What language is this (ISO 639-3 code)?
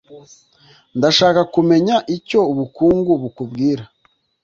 kin